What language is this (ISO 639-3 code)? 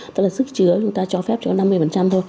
vie